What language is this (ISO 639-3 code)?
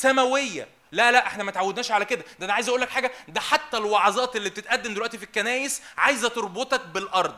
ara